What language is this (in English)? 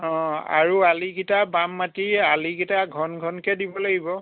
Assamese